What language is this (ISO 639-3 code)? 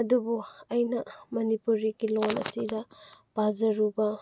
mni